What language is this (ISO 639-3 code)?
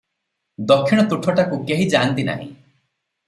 ori